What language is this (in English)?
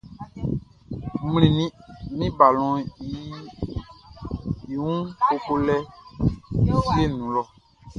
Baoulé